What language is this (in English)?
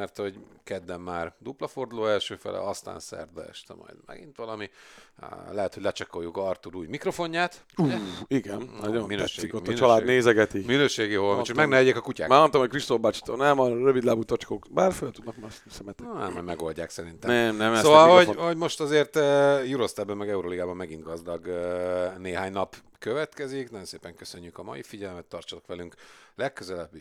Hungarian